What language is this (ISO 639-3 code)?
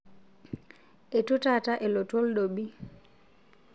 mas